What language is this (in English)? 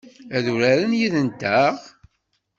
Kabyle